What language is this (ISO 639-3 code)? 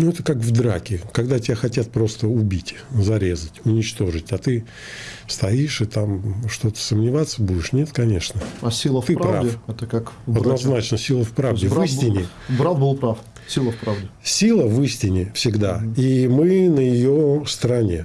rus